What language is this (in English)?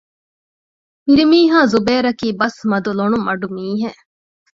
Divehi